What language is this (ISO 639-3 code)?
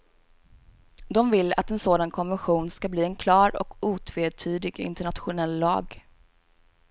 swe